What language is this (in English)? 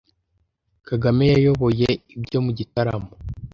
Kinyarwanda